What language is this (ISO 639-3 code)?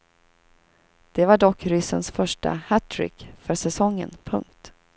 swe